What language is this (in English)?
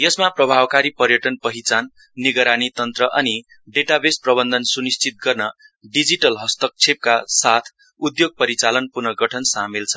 Nepali